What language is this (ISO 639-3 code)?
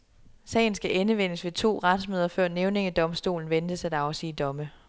dan